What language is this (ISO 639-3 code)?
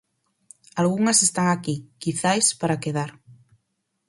glg